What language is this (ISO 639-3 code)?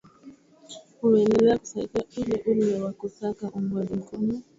swa